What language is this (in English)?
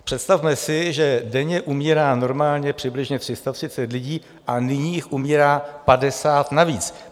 Czech